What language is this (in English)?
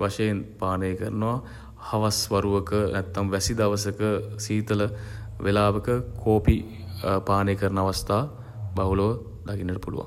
Sinhala